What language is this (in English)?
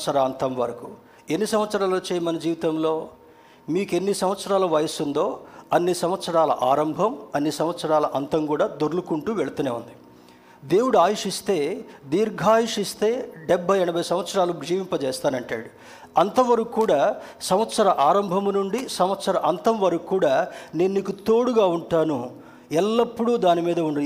Telugu